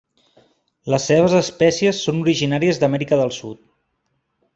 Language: Catalan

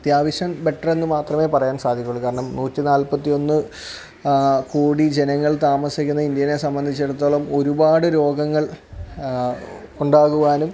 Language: Malayalam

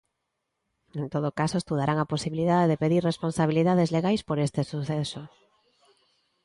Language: Galician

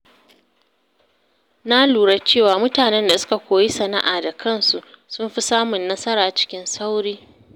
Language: Hausa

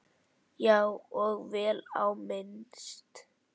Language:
Icelandic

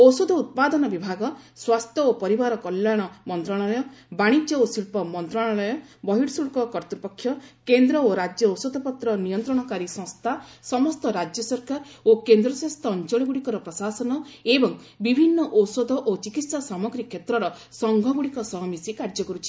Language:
Odia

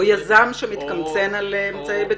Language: Hebrew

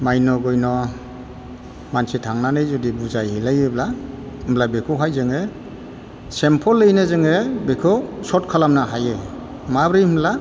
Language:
Bodo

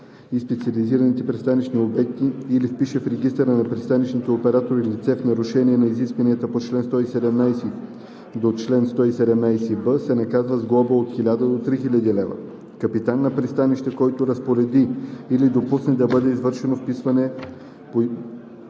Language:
Bulgarian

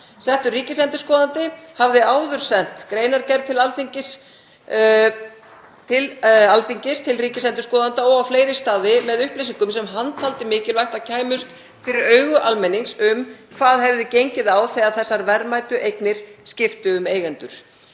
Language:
Icelandic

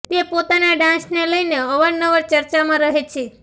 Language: Gujarati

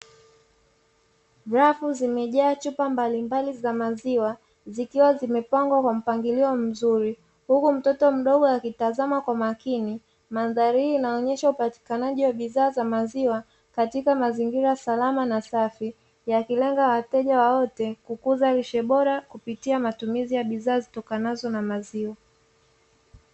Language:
Swahili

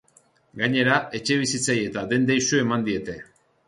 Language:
Basque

